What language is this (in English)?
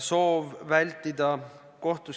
Estonian